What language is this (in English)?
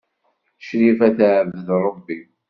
Kabyle